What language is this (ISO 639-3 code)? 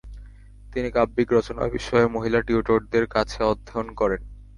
ben